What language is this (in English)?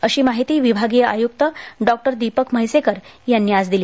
Marathi